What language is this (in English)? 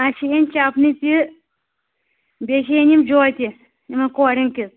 Kashmiri